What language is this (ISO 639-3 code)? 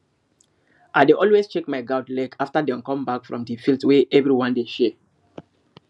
pcm